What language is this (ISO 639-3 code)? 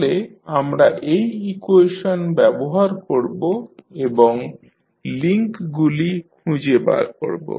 ben